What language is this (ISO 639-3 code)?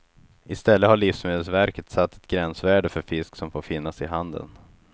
swe